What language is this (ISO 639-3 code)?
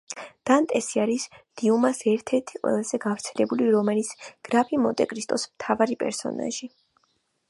kat